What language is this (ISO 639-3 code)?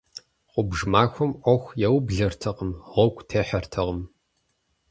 kbd